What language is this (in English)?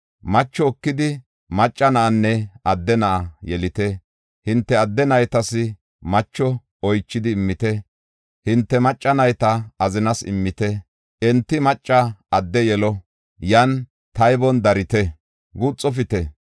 Gofa